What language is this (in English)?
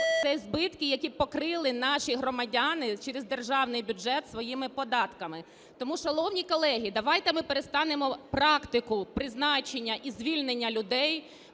Ukrainian